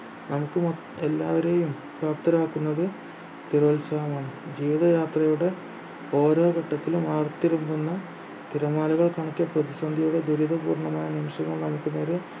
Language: Malayalam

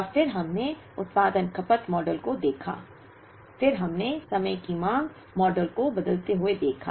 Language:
Hindi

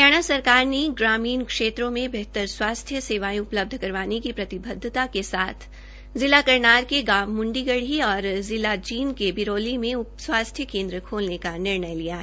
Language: Hindi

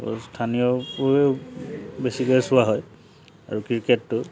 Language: Assamese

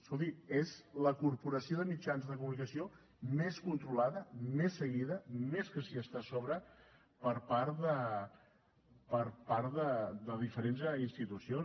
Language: Catalan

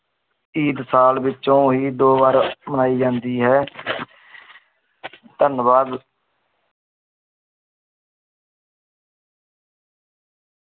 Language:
Punjabi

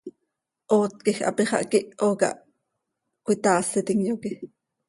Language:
Seri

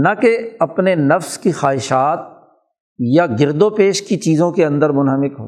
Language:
Urdu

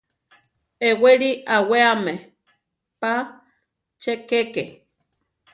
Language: Central Tarahumara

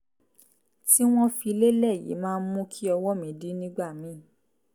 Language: Yoruba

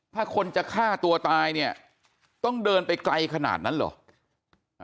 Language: Thai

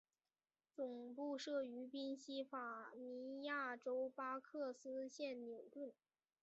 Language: Chinese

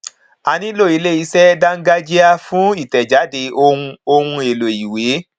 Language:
Yoruba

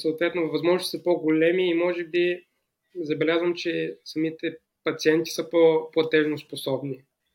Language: Bulgarian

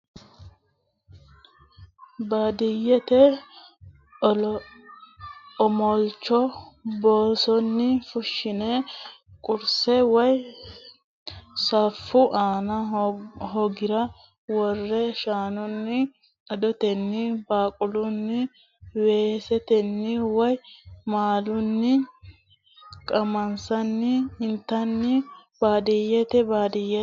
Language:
Sidamo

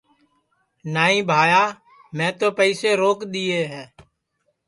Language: Sansi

